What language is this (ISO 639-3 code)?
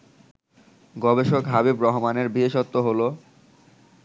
ben